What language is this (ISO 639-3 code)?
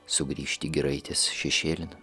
lit